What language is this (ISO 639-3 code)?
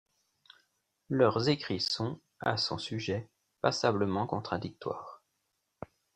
fra